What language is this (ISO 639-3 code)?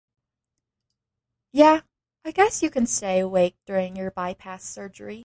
eng